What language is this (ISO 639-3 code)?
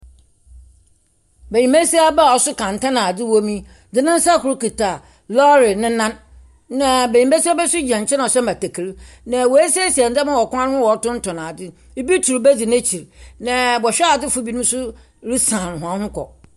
aka